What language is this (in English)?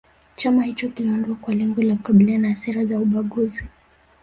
Swahili